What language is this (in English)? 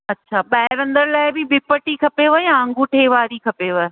Sindhi